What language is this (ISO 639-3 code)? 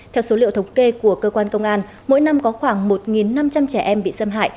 vie